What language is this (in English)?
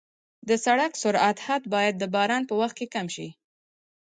Pashto